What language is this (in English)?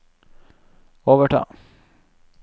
Norwegian